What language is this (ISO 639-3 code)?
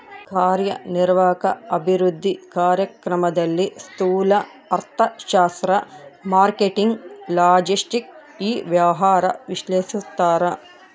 kan